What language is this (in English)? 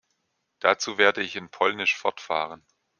German